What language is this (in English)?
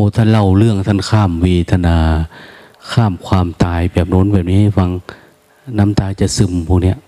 Thai